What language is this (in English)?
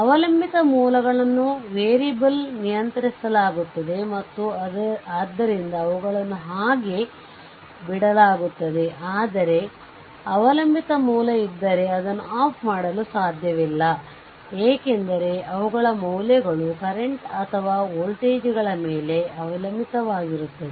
Kannada